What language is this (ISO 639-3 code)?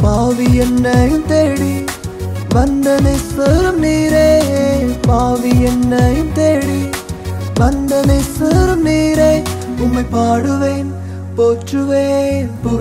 urd